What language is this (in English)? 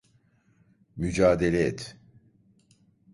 Turkish